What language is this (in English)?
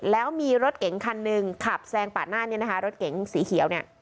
Thai